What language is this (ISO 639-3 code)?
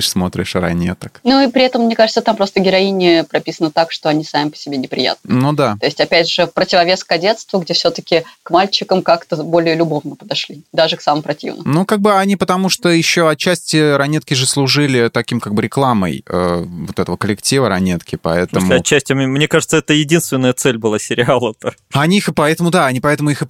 rus